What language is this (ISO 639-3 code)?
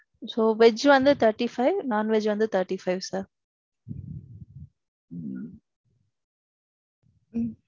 tam